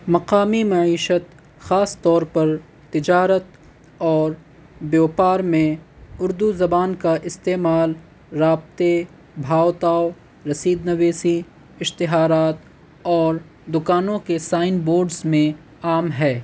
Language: Urdu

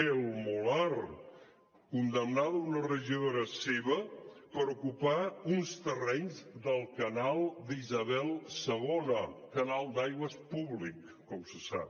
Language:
Catalan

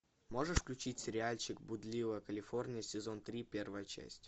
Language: Russian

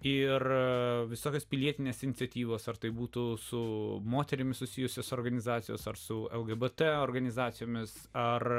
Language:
Lithuanian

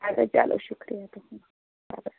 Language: Kashmiri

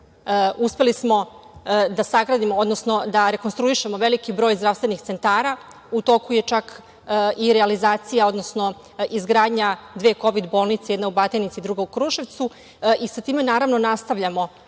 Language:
Serbian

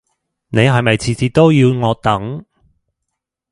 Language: Cantonese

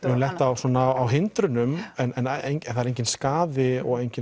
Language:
Icelandic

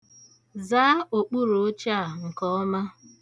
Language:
Igbo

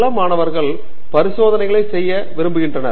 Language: Tamil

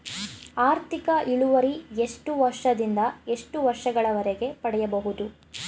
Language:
Kannada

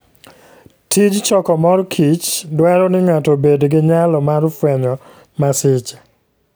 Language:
Luo (Kenya and Tanzania)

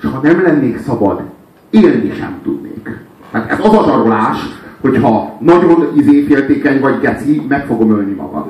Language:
Hungarian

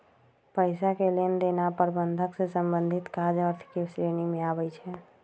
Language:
Magahi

